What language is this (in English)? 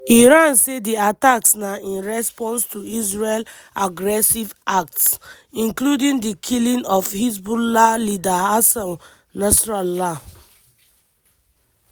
Nigerian Pidgin